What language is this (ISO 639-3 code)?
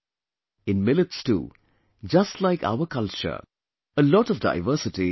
eng